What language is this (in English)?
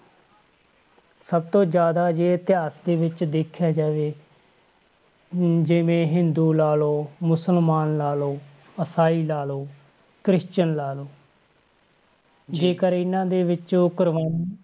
Punjabi